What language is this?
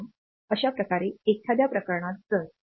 Marathi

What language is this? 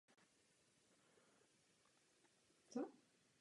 Czech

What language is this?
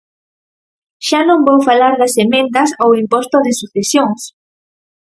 Galician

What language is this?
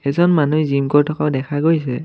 Assamese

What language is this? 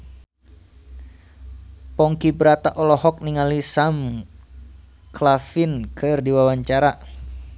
Sundanese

